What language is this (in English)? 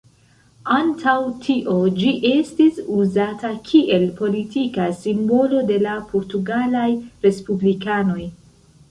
Esperanto